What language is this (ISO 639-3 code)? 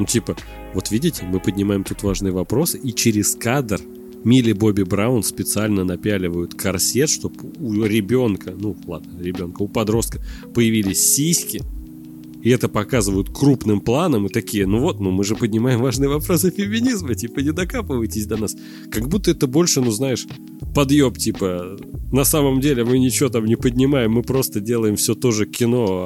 rus